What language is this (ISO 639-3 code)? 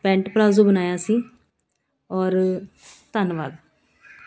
pan